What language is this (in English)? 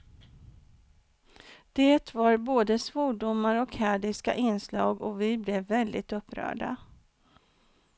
Swedish